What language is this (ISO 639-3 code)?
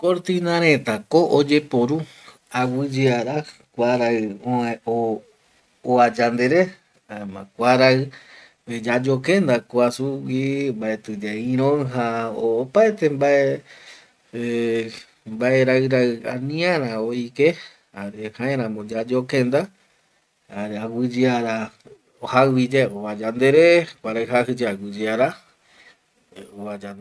gui